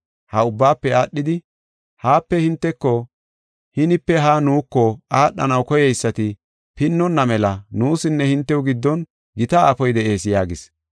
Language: Gofa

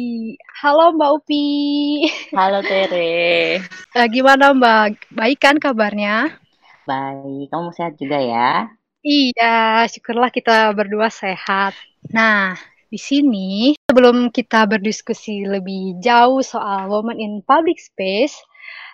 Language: Indonesian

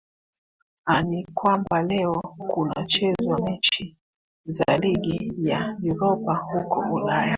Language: Swahili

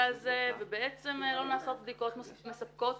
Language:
Hebrew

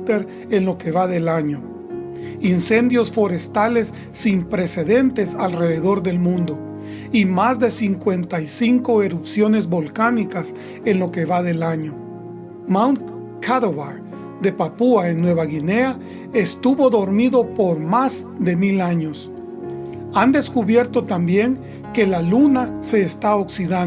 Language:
Spanish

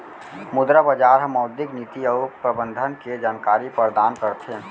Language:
Chhattisgarhi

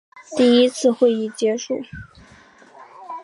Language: Chinese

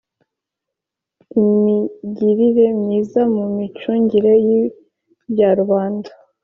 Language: Kinyarwanda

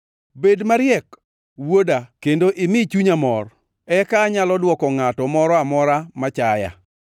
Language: Luo (Kenya and Tanzania)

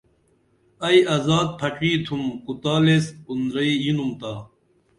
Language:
Dameli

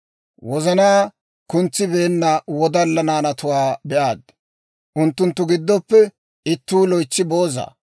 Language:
Dawro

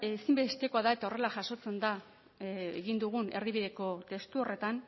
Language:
Basque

